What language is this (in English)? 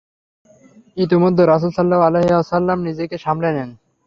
Bangla